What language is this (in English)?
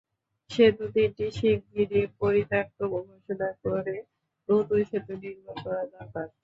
Bangla